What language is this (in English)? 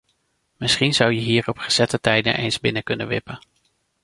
Dutch